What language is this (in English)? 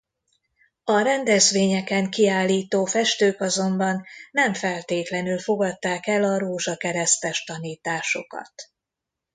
Hungarian